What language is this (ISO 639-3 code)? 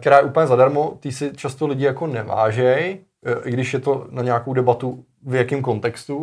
ces